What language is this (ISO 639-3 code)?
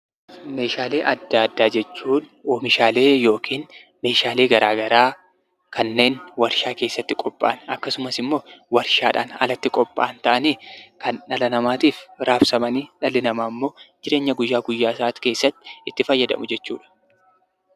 orm